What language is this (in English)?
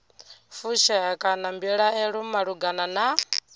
Venda